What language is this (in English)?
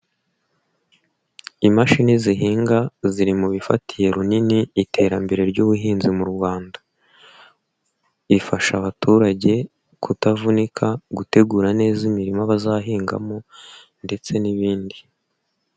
Kinyarwanda